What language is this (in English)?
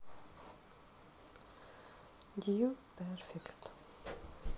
Russian